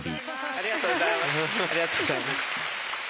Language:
Japanese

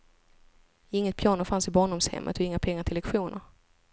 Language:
Swedish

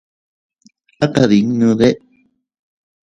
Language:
Teutila Cuicatec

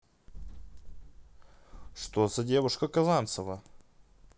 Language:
Russian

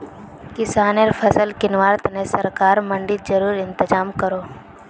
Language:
Magahi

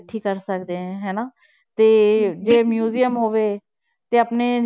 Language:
Punjabi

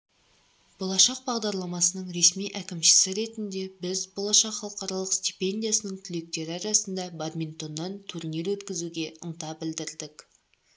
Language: Kazakh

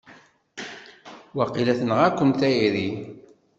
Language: Kabyle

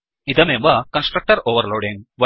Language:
Sanskrit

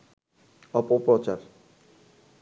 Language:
Bangla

